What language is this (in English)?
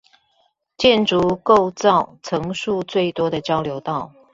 Chinese